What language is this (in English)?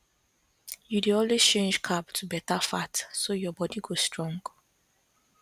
Nigerian Pidgin